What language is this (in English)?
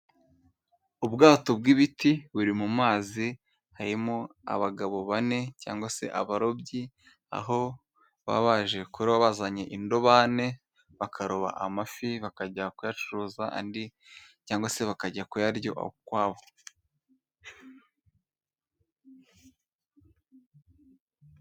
Kinyarwanda